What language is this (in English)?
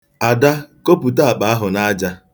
Igbo